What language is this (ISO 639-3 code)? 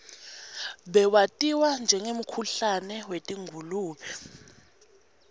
ssw